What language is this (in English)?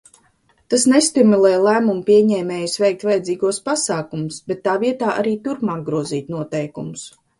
Latvian